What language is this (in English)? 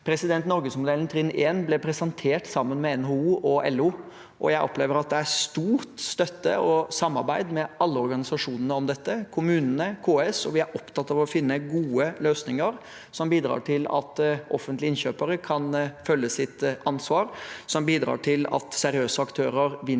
Norwegian